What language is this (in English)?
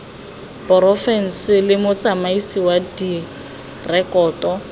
Tswana